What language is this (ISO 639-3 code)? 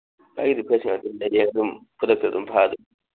mni